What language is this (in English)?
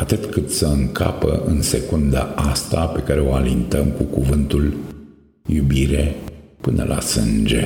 Romanian